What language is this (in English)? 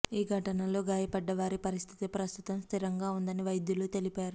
Telugu